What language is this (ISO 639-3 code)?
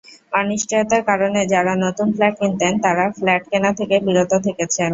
ben